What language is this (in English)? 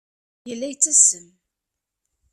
Kabyle